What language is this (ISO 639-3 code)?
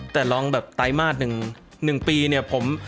tha